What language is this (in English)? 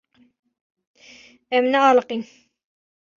Kurdish